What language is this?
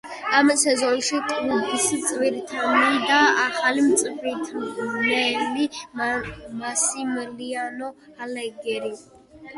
Georgian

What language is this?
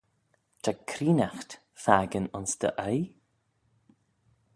Manx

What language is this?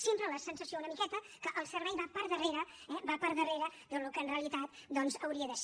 Catalan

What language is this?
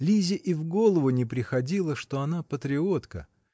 Russian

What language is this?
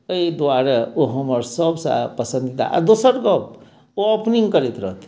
Maithili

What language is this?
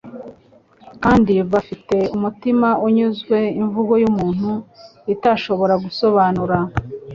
Kinyarwanda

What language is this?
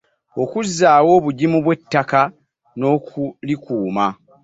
Ganda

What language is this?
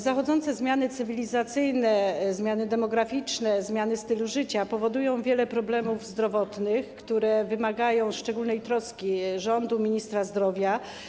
Polish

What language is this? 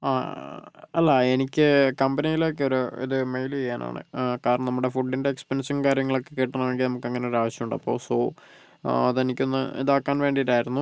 Malayalam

